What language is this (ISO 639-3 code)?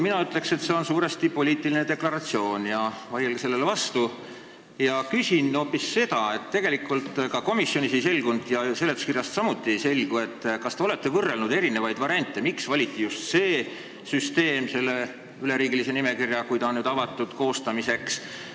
est